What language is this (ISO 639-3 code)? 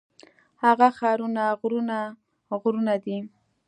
pus